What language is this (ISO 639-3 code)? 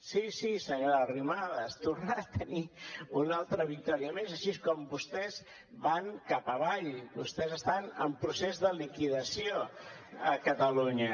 cat